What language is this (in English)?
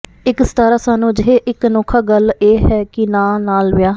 Punjabi